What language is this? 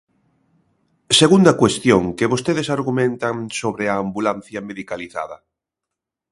Galician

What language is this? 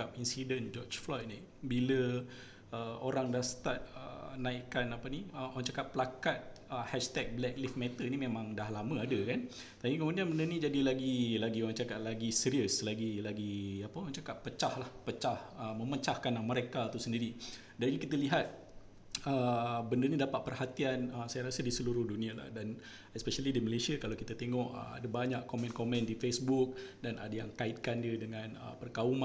Malay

